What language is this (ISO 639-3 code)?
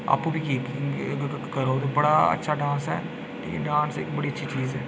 doi